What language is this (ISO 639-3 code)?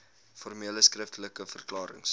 afr